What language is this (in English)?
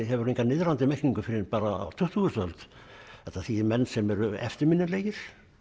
Icelandic